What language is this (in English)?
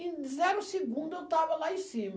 Portuguese